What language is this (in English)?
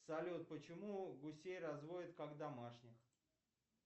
Russian